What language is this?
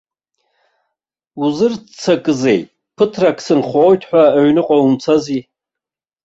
Abkhazian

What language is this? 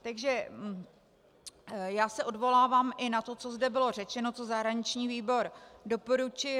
Czech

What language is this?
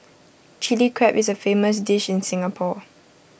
English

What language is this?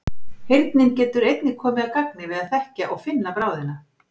Icelandic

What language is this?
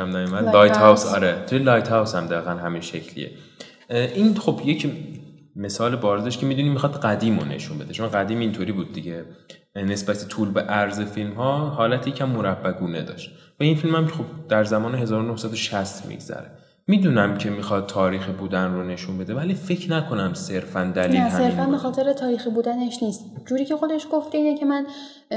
Persian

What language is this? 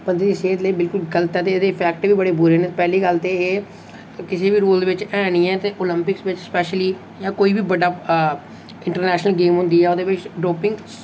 Dogri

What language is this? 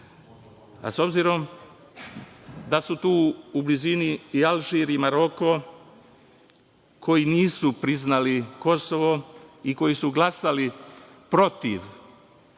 Serbian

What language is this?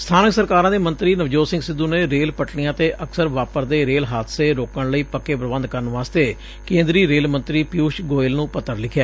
Punjabi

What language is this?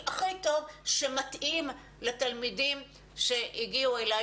Hebrew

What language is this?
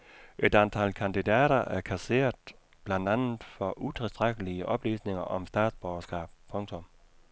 Danish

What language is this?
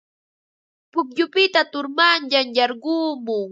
Ambo-Pasco Quechua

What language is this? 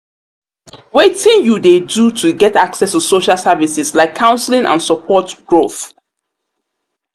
Nigerian Pidgin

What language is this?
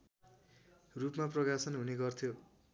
Nepali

